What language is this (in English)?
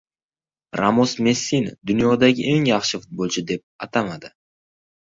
Uzbek